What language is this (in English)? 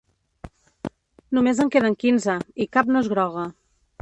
Catalan